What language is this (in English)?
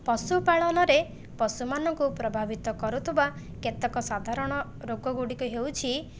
Odia